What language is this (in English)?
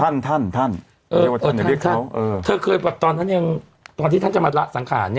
Thai